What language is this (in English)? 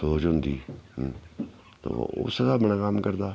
Dogri